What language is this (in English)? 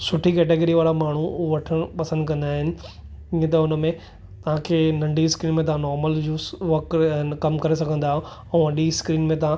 Sindhi